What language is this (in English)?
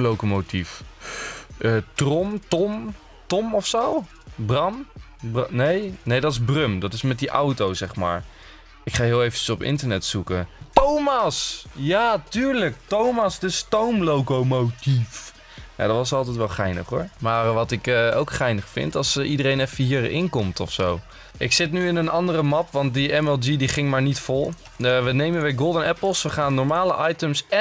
Dutch